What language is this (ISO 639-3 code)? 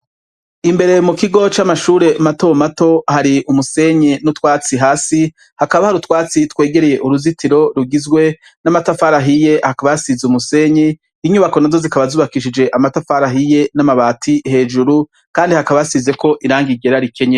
run